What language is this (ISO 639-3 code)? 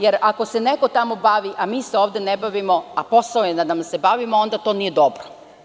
srp